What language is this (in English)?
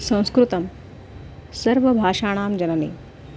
Sanskrit